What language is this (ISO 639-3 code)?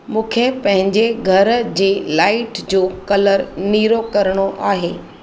snd